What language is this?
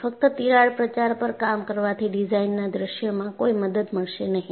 Gujarati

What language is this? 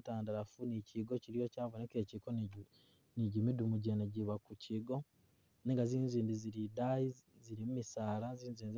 Masaaba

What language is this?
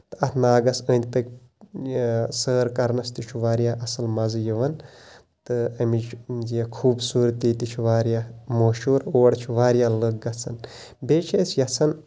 Kashmiri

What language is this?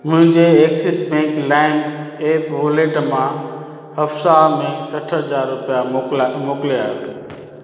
Sindhi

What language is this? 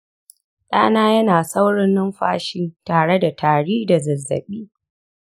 Hausa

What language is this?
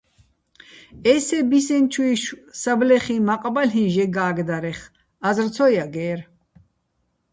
Bats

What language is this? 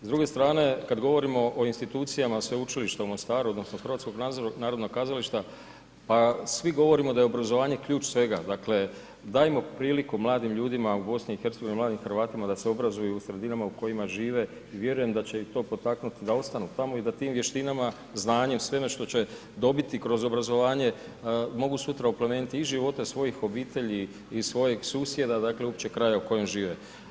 Croatian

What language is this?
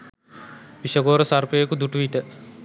Sinhala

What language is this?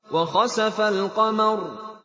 Arabic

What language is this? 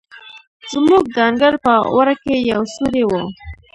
Pashto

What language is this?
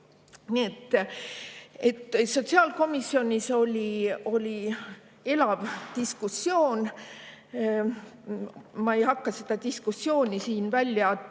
Estonian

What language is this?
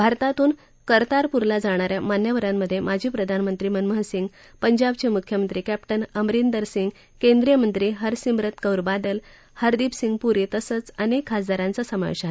Marathi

